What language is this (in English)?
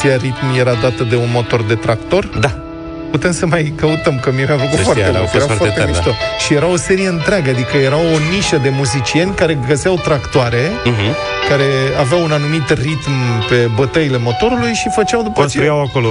Romanian